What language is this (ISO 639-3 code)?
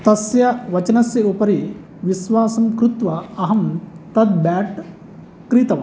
san